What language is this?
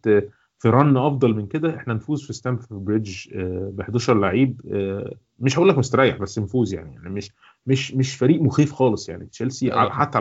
Arabic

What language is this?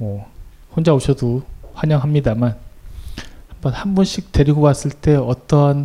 Korean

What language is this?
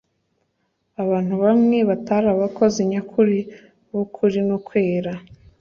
Kinyarwanda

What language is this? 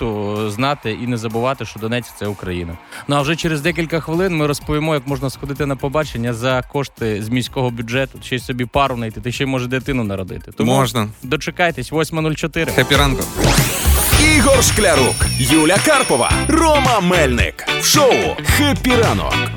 Ukrainian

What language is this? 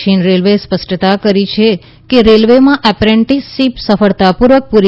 Gujarati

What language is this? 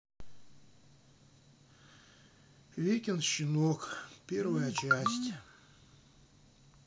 Russian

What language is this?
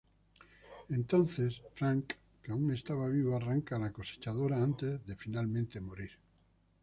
Spanish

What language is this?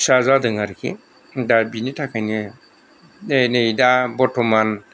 Bodo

